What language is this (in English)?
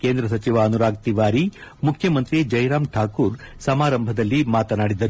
Kannada